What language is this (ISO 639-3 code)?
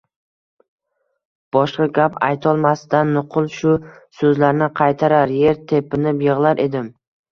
uzb